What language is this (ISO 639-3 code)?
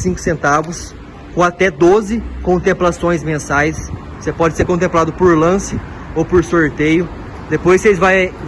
por